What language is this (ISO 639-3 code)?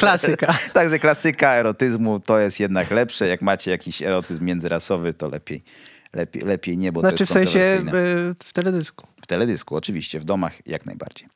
pol